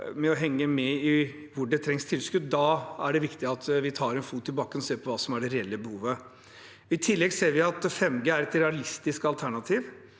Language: Norwegian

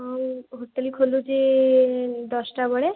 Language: Odia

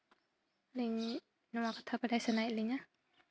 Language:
Santali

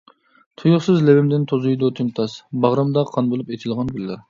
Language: Uyghur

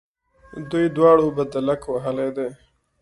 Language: Pashto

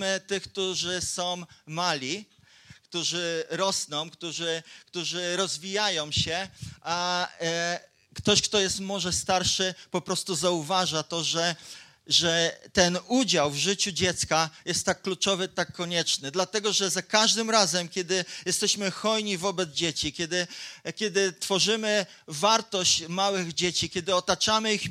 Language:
Polish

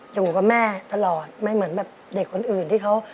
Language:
Thai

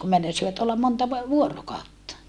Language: Finnish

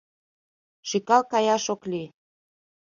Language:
Mari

